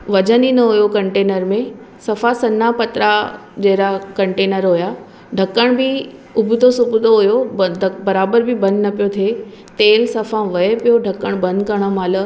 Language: Sindhi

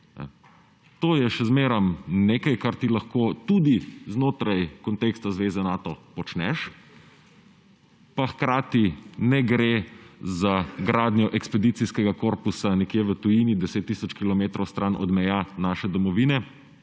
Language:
Slovenian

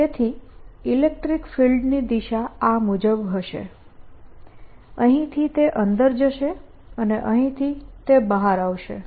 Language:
Gujarati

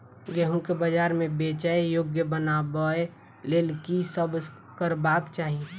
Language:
Maithili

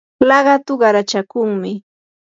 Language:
Yanahuanca Pasco Quechua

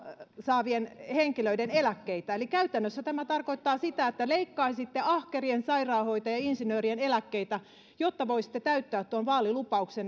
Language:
Finnish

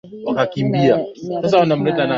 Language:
Swahili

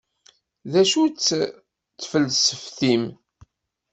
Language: Kabyle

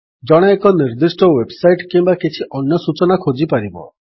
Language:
Odia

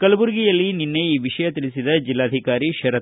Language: Kannada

